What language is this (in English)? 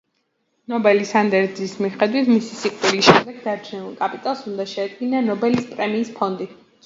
Georgian